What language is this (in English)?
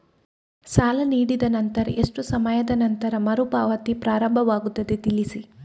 Kannada